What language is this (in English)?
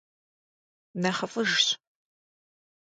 Kabardian